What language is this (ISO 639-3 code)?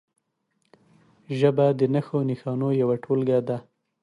pus